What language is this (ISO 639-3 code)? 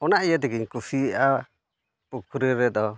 sat